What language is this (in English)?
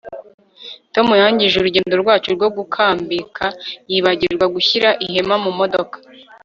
Kinyarwanda